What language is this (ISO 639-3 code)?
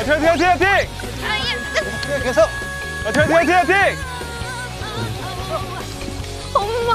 kor